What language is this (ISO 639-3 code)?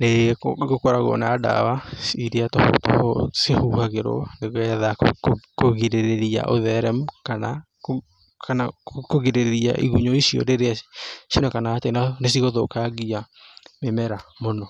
kik